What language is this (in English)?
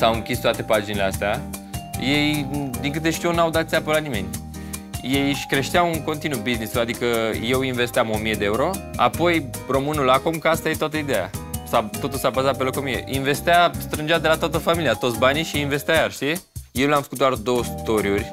Romanian